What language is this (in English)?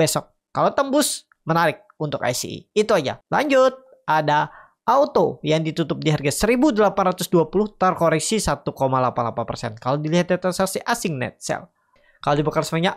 Indonesian